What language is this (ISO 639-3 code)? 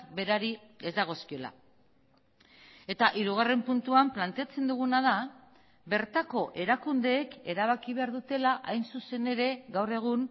eus